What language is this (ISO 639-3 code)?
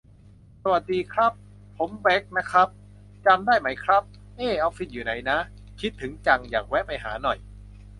tha